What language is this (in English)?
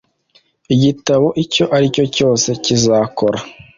Kinyarwanda